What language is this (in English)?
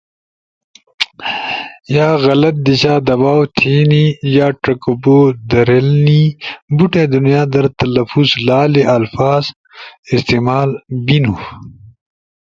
Ushojo